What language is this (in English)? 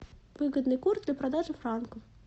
Russian